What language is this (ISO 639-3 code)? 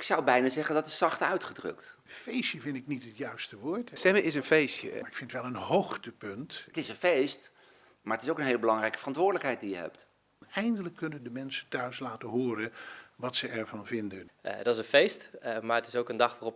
nld